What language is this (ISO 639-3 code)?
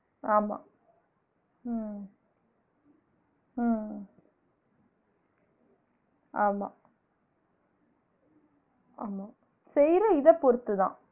tam